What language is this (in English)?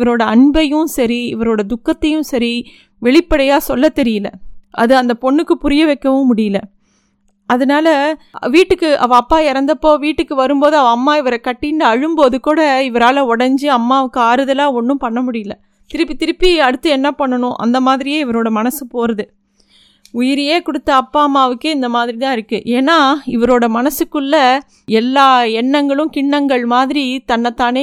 Tamil